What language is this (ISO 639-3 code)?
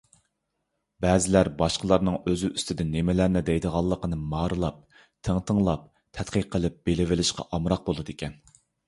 uig